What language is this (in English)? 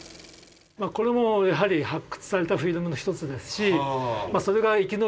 Japanese